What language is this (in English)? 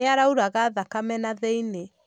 Kikuyu